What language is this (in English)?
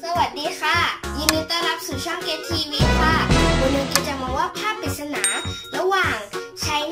Thai